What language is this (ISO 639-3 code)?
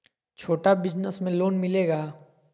mag